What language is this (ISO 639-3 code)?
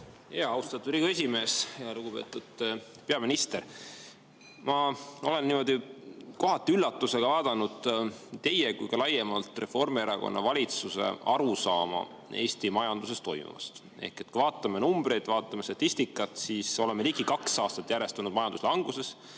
est